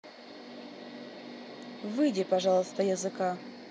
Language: Russian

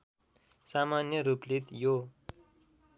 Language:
Nepali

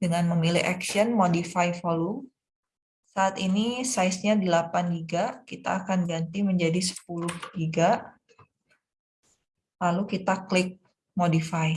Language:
Indonesian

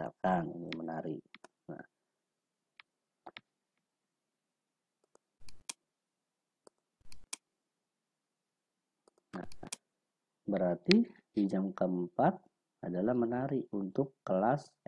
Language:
Indonesian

